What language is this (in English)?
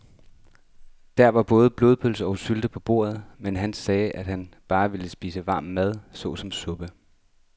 Danish